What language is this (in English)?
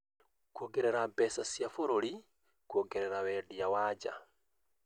Kikuyu